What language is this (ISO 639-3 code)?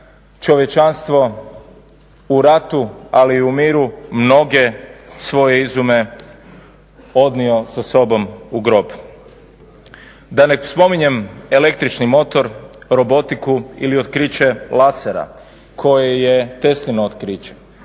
hrv